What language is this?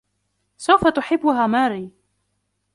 Arabic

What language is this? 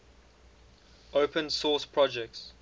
English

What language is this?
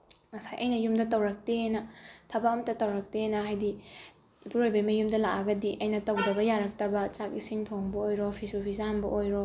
Manipuri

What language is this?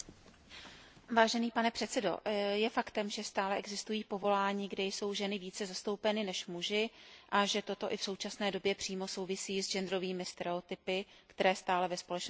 Czech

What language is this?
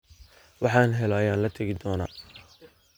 Somali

